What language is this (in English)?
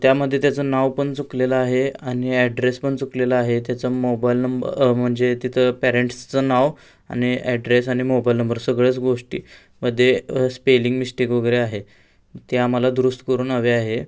Marathi